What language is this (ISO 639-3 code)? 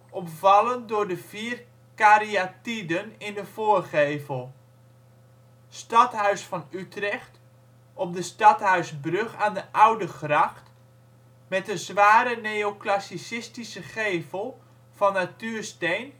nld